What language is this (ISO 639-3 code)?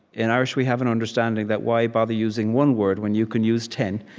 eng